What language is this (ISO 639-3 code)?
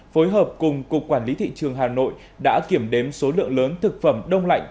vie